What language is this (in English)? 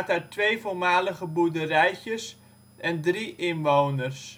Dutch